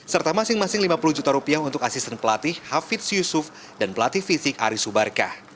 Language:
Indonesian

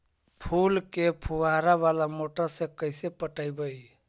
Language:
Magahi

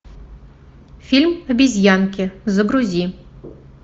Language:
Russian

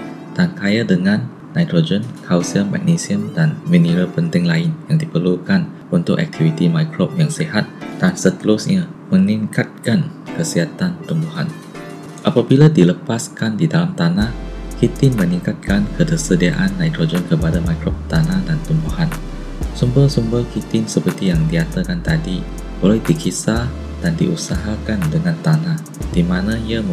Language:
Malay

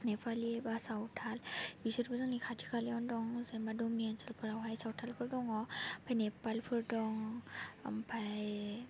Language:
Bodo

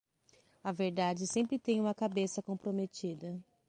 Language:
Portuguese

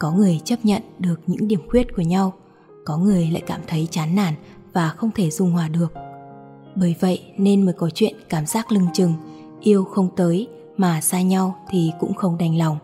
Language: Vietnamese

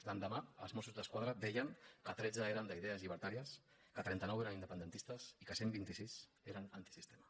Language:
Catalan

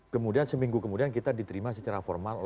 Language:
Indonesian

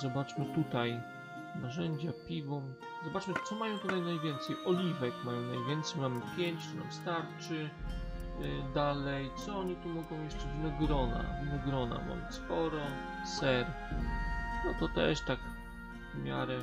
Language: Polish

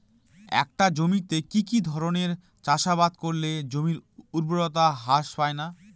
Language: Bangla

